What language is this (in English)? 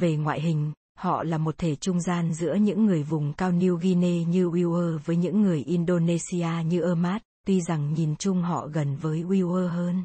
Vietnamese